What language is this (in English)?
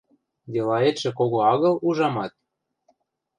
Western Mari